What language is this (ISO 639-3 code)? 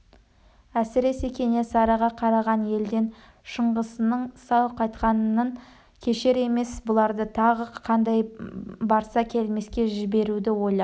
kaz